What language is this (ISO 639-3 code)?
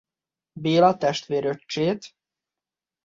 hun